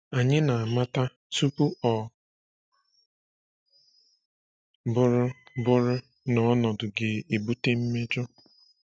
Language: Igbo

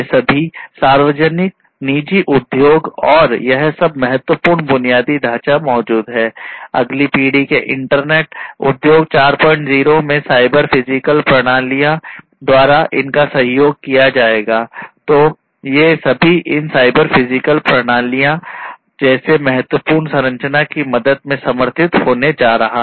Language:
Hindi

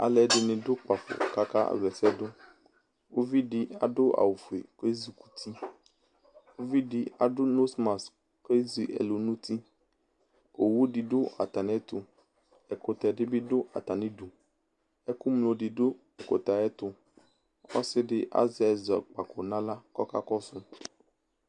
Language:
Ikposo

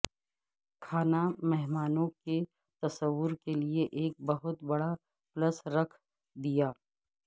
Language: Urdu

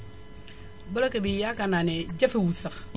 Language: Wolof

